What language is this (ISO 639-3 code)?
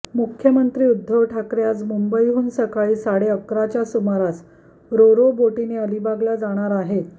mar